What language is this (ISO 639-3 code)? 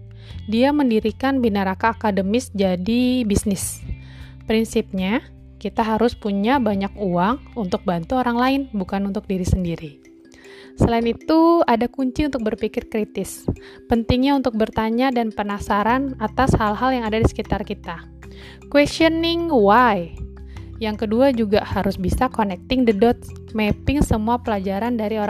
ind